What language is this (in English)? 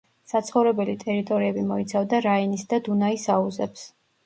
Georgian